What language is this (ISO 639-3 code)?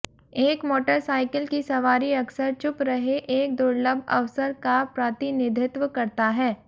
hin